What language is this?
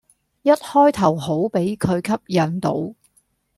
Cantonese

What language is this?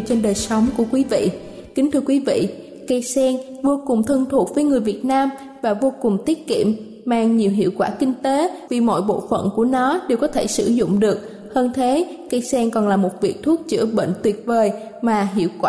Vietnamese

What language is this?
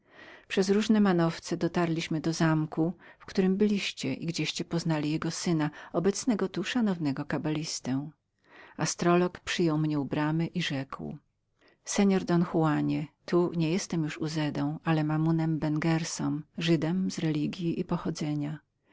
Polish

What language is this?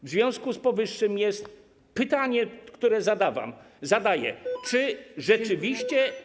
Polish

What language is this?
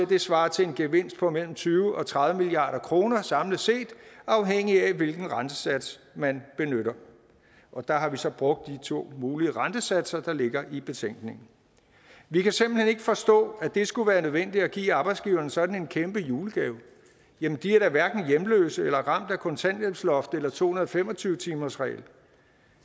Danish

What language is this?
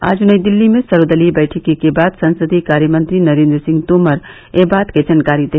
Hindi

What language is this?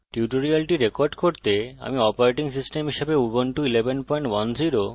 Bangla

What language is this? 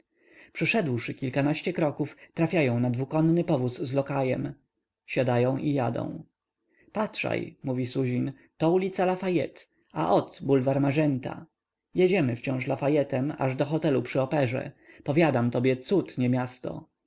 Polish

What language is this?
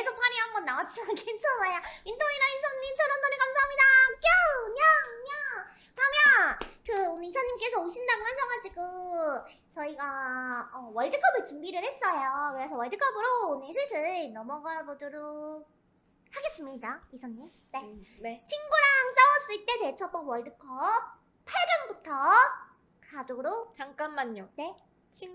Korean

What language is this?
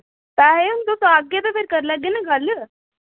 Dogri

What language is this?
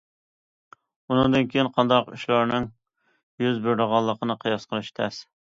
Uyghur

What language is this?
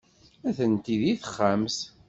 Kabyle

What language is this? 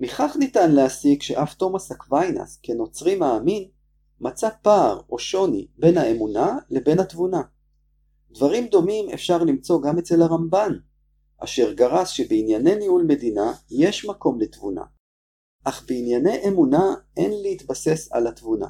Hebrew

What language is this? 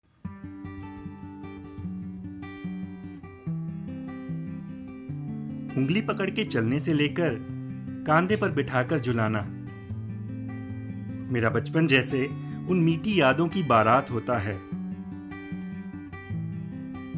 Hindi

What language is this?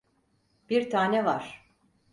Turkish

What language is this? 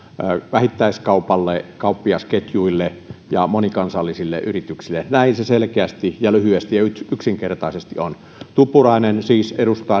Finnish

